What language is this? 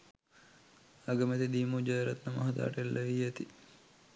Sinhala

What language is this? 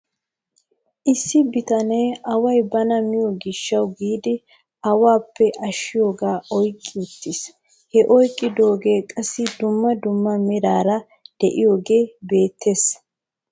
Wolaytta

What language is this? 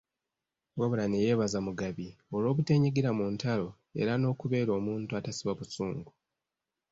Ganda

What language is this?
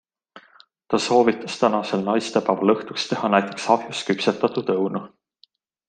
Estonian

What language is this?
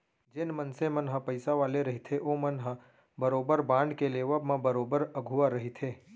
Chhattisgarhi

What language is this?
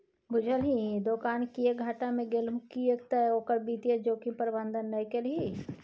Maithili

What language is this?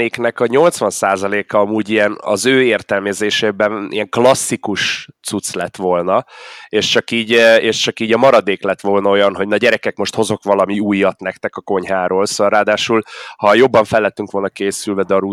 Hungarian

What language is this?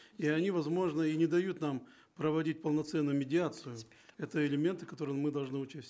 Kazakh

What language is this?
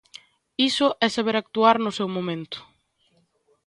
Galician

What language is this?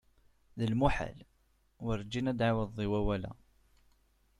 Kabyle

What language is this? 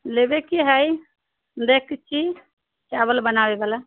Maithili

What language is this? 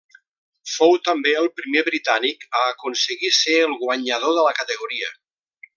Catalan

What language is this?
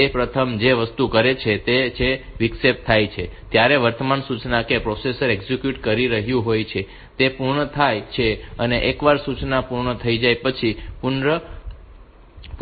Gujarati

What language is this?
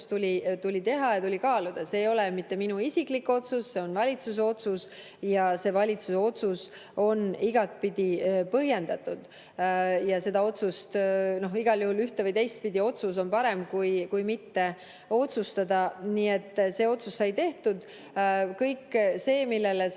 Estonian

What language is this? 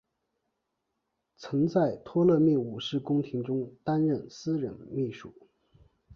Chinese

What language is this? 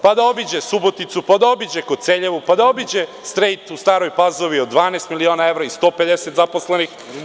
Serbian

